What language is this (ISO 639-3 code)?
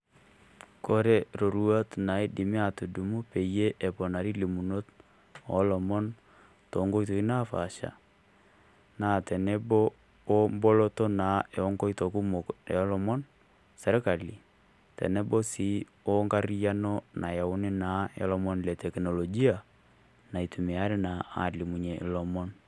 mas